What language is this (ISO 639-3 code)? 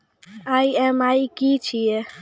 mai